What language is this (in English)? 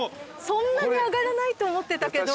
Japanese